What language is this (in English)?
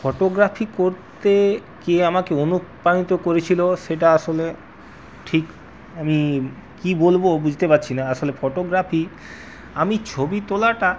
Bangla